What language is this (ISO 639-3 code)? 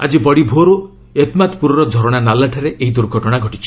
ori